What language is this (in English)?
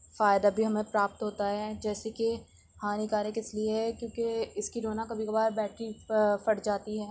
Urdu